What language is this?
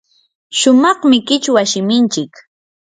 Yanahuanca Pasco Quechua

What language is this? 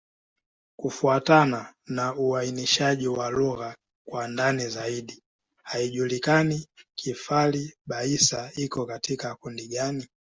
Swahili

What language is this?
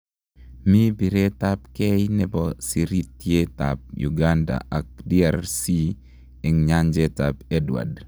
Kalenjin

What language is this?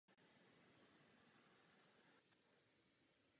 Czech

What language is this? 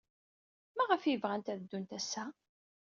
Kabyle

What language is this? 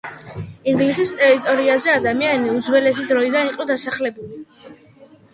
Georgian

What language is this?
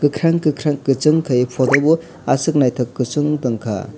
Kok Borok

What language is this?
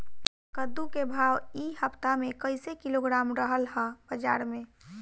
Bhojpuri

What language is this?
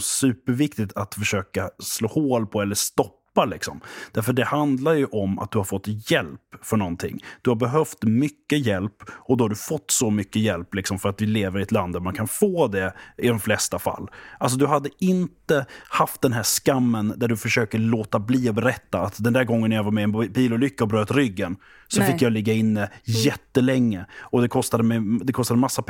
Swedish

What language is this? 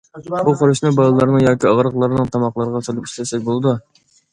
Uyghur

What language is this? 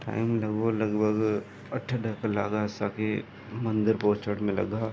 Sindhi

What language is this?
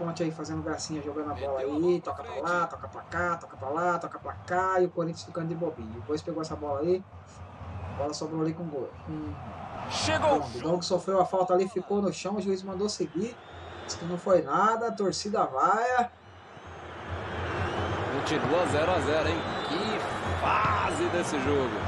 Portuguese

